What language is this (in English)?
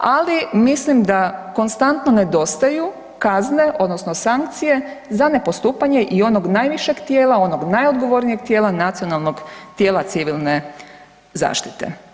Croatian